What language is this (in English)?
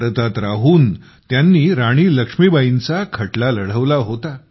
Marathi